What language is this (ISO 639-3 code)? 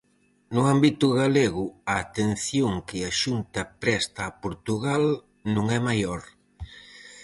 glg